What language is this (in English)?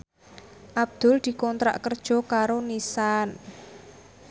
Javanese